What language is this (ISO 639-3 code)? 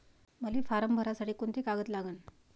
mar